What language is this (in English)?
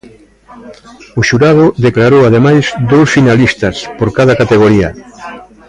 Galician